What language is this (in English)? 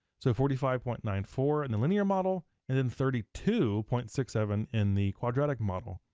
English